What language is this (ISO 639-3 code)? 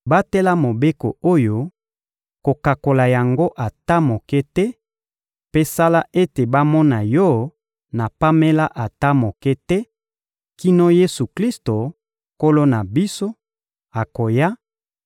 lin